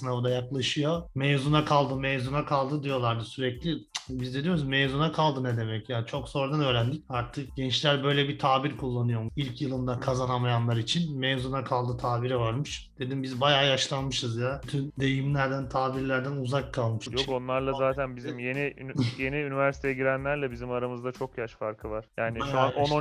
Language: Turkish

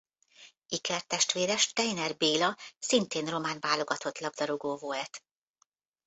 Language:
Hungarian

